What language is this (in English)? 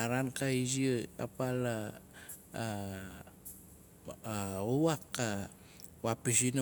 Nalik